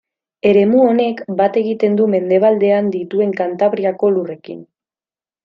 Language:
Basque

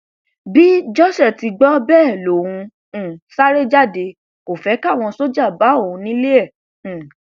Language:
Yoruba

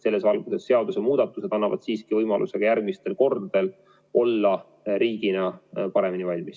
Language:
Estonian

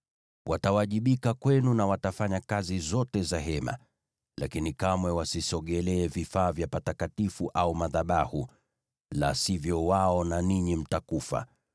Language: Swahili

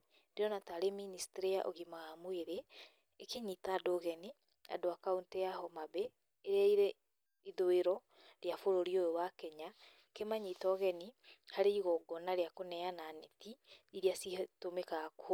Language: Kikuyu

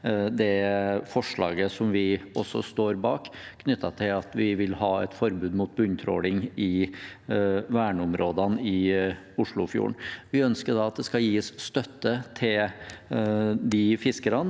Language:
Norwegian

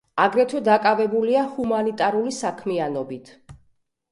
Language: Georgian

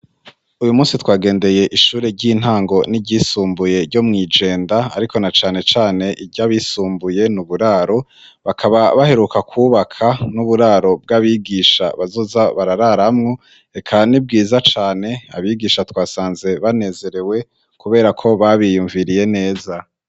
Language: Rundi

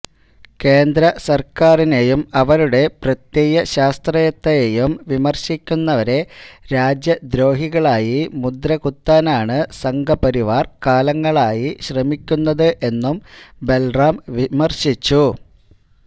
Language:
Malayalam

